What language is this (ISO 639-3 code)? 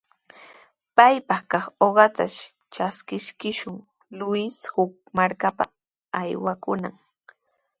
qws